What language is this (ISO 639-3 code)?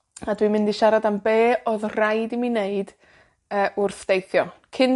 cym